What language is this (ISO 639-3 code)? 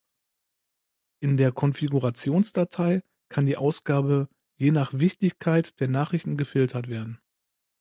deu